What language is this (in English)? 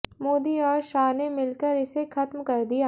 Hindi